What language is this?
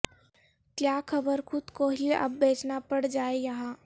Urdu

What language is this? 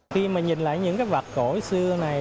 Vietnamese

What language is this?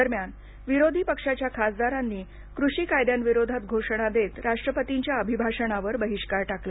Marathi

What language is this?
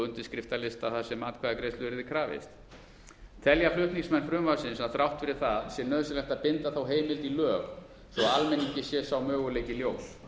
Icelandic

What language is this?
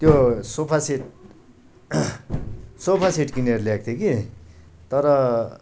Nepali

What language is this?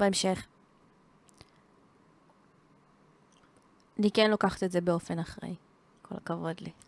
Hebrew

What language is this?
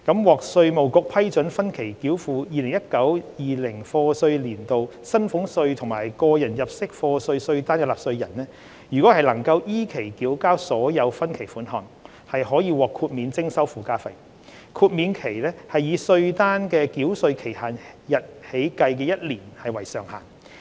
Cantonese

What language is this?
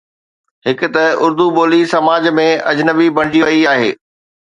Sindhi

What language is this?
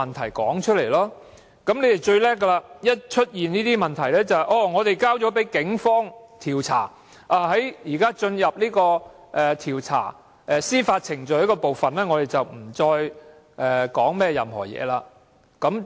Cantonese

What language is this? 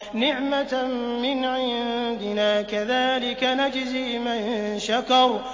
Arabic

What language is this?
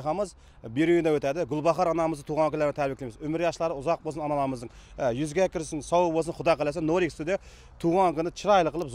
Arabic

